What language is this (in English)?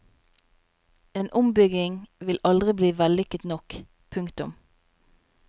Norwegian